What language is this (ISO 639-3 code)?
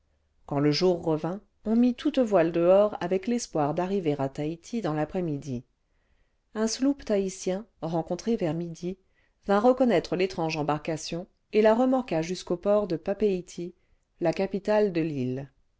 fra